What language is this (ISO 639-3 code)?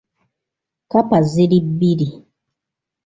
lug